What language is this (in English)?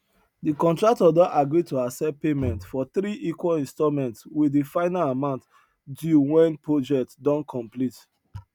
Nigerian Pidgin